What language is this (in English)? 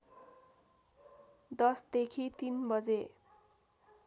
Nepali